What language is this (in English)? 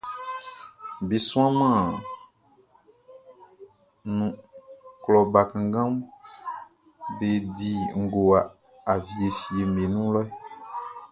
Baoulé